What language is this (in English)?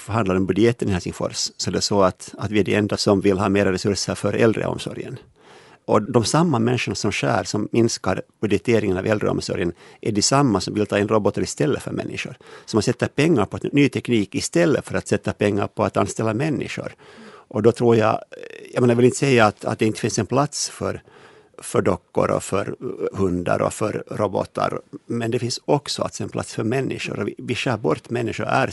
Swedish